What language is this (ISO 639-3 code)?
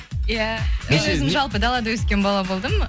kaz